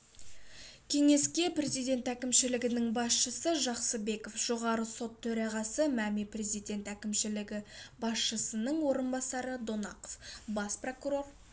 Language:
Kazakh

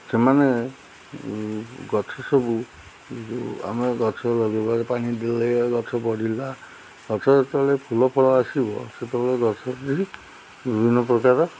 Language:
Odia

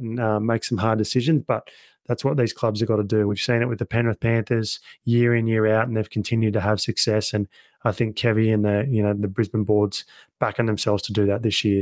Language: English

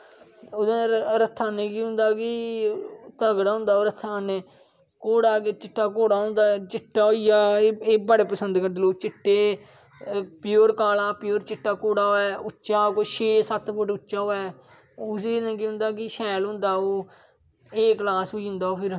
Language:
Dogri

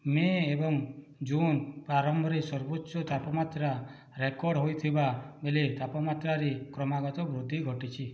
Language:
Odia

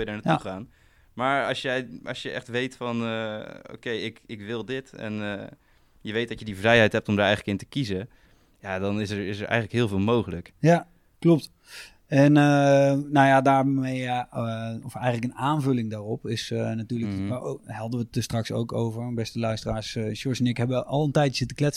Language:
Dutch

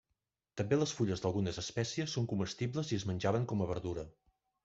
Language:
Catalan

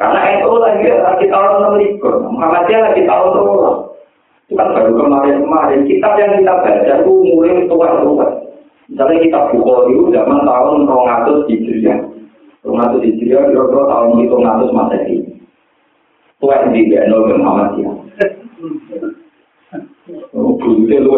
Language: Indonesian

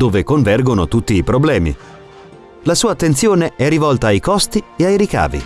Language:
Italian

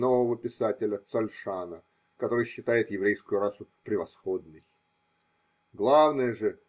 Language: Russian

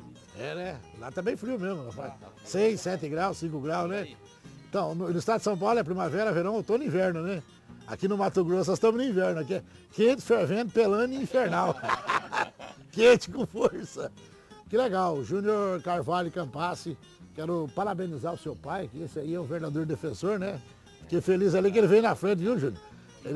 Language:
Portuguese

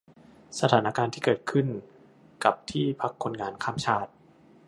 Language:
Thai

